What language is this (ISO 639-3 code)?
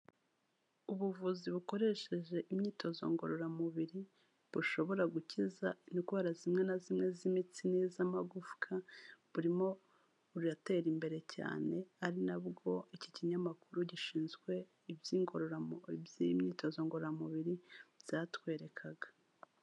kin